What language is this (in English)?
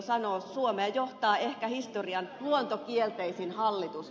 Finnish